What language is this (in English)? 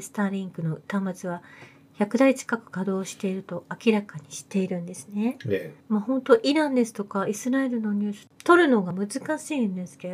Japanese